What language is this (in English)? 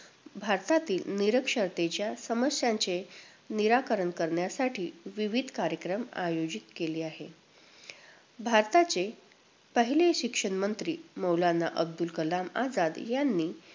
Marathi